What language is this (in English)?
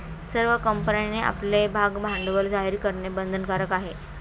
Marathi